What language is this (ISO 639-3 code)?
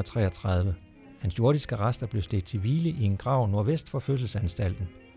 dan